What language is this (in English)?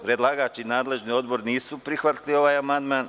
Serbian